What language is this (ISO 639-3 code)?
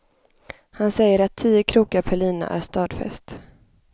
swe